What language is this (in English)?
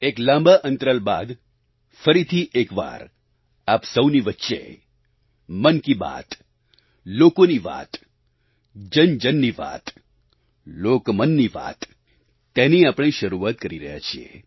Gujarati